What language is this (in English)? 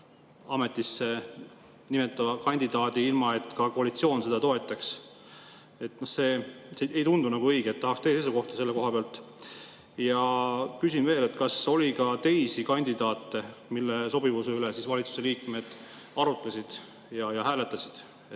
Estonian